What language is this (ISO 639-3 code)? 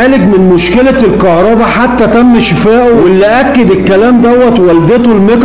ara